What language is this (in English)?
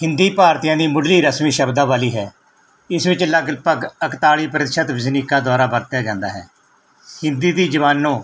Punjabi